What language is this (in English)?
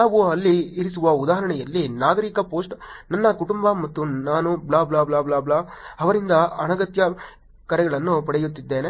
Kannada